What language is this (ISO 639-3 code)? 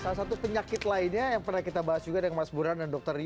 ind